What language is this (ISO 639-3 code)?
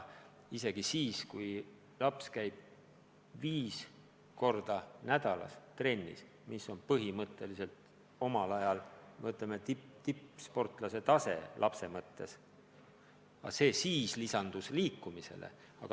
est